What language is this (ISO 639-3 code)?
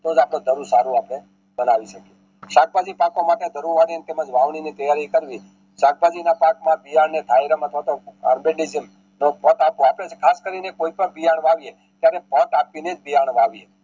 guj